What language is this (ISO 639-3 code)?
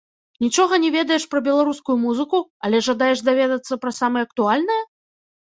bel